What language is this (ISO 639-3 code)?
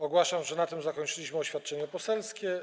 pol